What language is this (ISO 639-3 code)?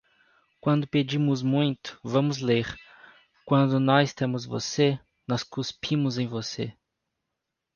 por